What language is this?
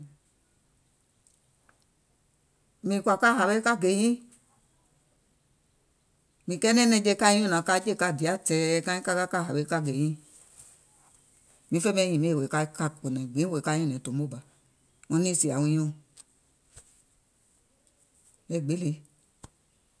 Gola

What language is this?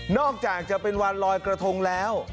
Thai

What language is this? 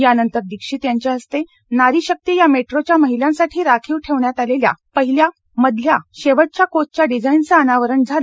Marathi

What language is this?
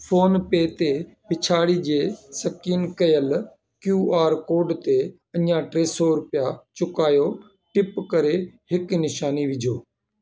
Sindhi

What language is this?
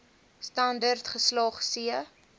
Afrikaans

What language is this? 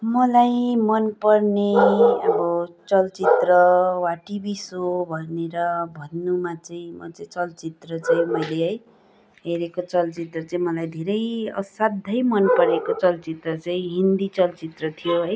Nepali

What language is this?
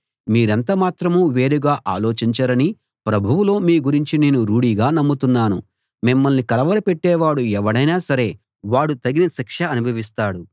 Telugu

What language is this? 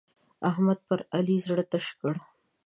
Pashto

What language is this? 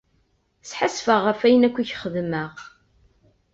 Kabyle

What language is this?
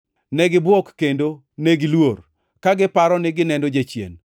Luo (Kenya and Tanzania)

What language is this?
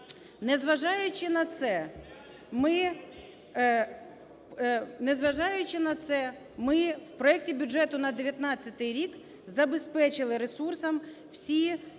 Ukrainian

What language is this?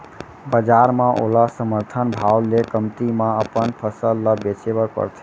Chhattisgarhi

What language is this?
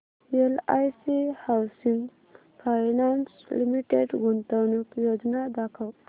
Marathi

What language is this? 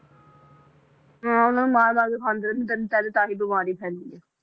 Punjabi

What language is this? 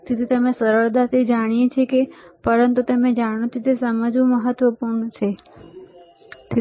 Gujarati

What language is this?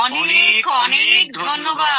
Bangla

